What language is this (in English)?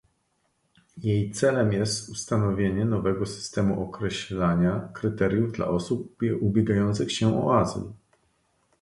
Polish